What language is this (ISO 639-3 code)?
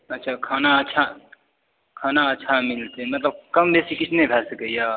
mai